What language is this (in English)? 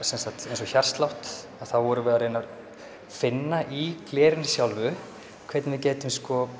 Icelandic